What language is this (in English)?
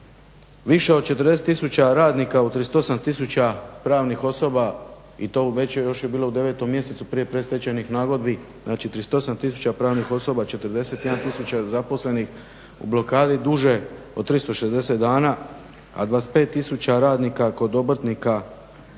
Croatian